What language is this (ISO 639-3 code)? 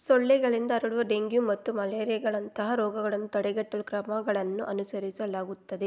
kan